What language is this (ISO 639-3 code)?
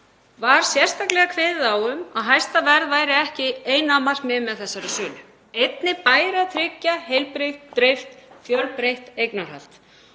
isl